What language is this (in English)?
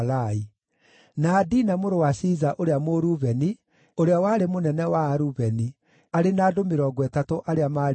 Kikuyu